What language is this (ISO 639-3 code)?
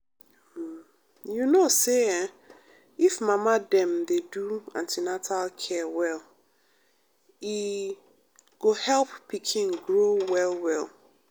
pcm